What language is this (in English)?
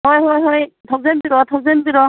Manipuri